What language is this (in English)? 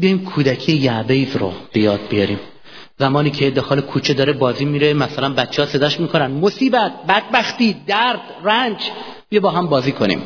Persian